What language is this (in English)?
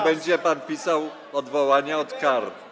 Polish